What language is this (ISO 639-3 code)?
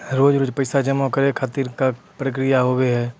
mai